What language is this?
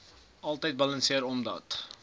Afrikaans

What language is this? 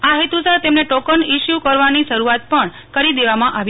Gujarati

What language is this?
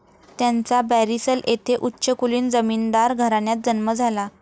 Marathi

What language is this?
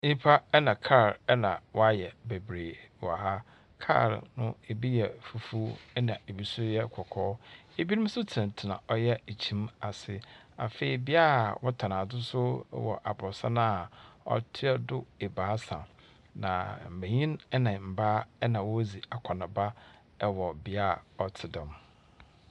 Akan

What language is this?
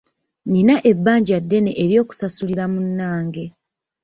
Ganda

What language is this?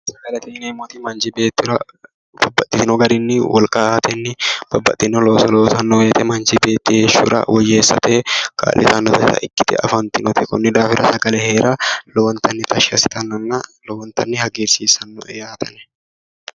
Sidamo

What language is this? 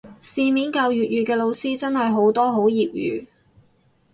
Cantonese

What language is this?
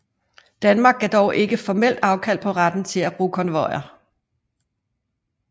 Danish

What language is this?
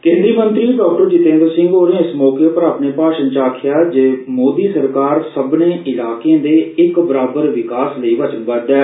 Dogri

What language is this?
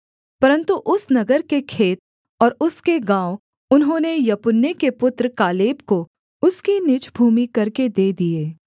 Hindi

